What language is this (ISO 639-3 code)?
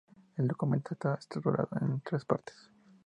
spa